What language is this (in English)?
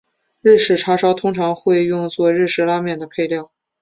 Chinese